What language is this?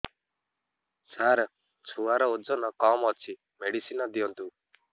Odia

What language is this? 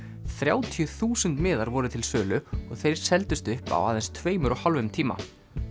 Icelandic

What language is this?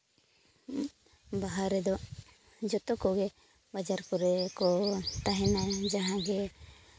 Santali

